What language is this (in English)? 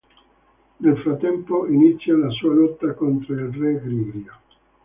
Italian